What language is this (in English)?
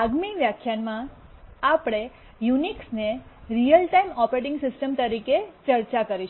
Gujarati